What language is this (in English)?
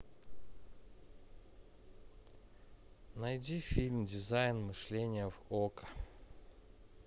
Russian